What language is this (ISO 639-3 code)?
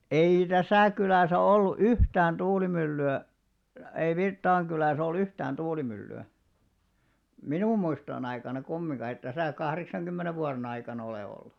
fin